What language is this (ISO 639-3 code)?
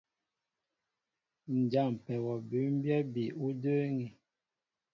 mbo